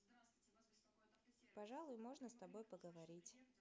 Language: Russian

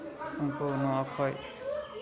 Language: Santali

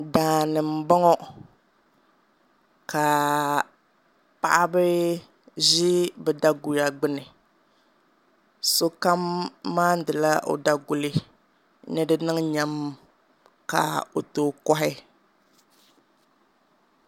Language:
Dagbani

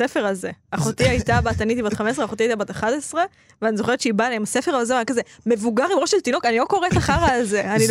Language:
Hebrew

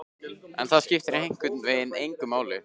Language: Icelandic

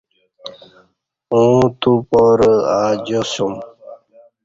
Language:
Kati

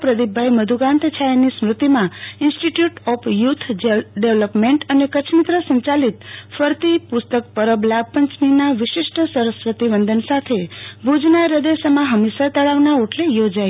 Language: Gujarati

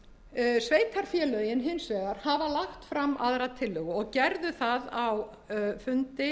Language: Icelandic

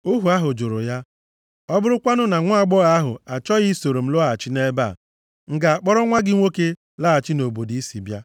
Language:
Igbo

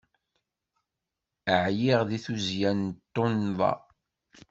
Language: Kabyle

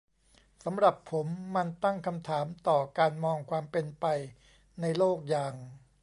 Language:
Thai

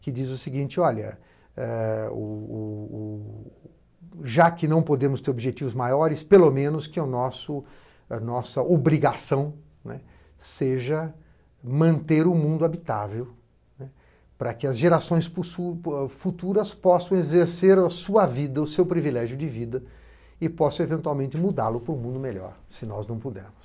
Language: Portuguese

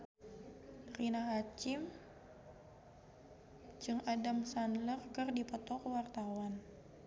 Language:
Sundanese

